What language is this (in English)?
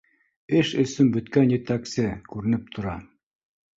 Bashkir